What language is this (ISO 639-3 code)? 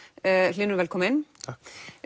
isl